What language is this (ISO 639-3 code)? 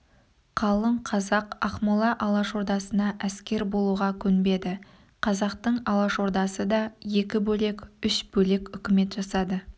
kaz